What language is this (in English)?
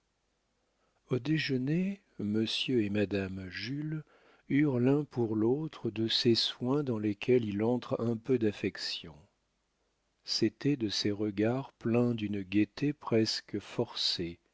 French